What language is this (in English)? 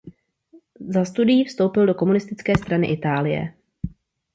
Czech